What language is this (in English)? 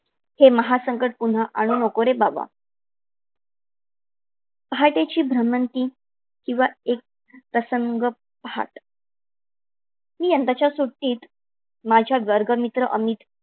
Marathi